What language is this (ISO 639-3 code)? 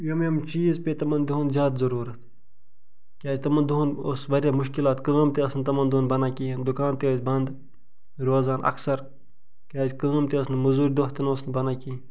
kas